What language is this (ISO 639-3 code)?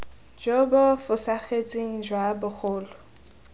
tsn